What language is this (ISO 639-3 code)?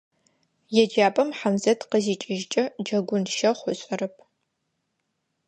ady